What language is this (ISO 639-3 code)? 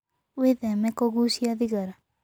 kik